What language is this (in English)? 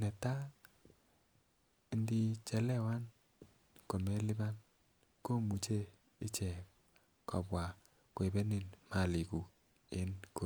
Kalenjin